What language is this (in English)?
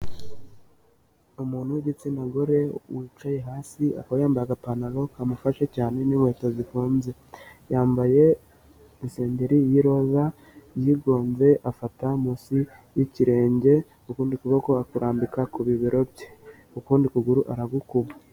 Kinyarwanda